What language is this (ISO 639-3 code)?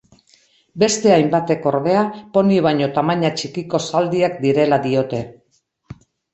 eus